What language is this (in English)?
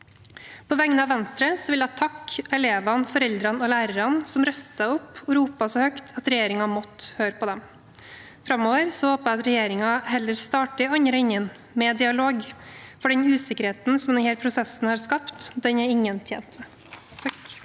Norwegian